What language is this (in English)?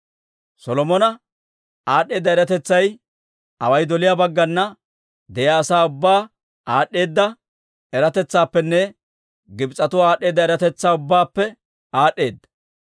Dawro